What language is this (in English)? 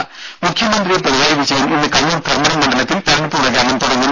Malayalam